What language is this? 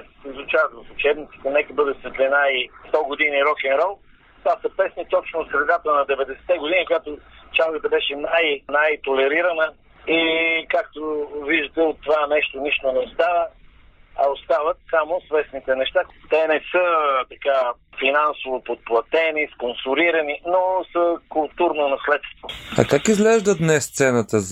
Bulgarian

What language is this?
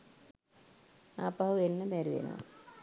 Sinhala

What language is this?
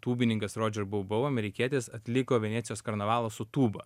Lithuanian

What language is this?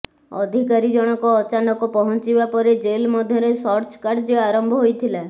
Odia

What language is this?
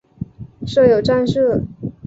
Chinese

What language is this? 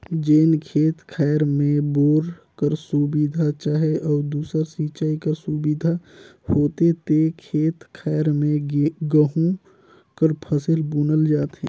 Chhattisgarhi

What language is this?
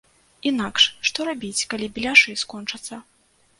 Belarusian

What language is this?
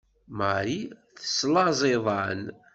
Kabyle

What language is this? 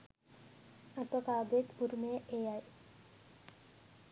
Sinhala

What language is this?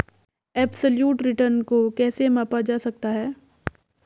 Hindi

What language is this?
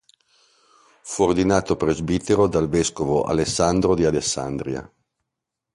Italian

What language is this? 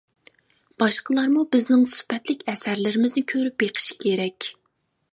Uyghur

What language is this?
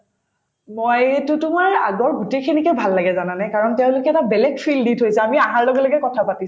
Assamese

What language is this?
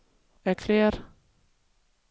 Danish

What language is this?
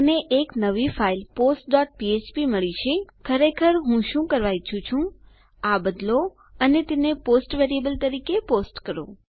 Gujarati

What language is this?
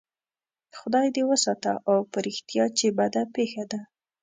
Pashto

